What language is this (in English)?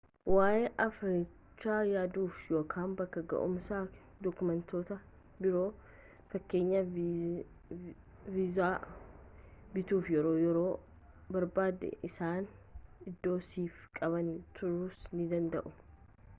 Oromo